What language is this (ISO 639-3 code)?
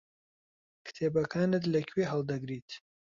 ckb